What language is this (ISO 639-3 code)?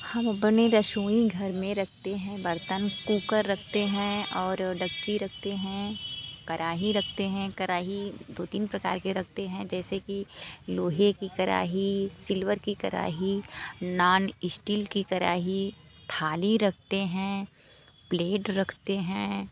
hin